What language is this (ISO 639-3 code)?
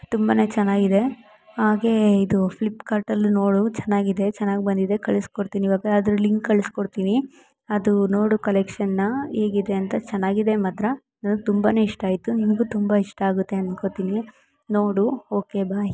kan